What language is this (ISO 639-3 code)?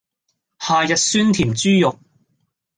yue